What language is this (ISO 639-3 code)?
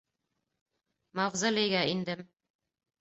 bak